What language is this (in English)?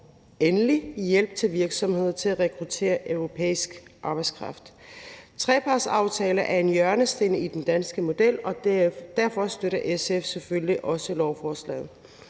Danish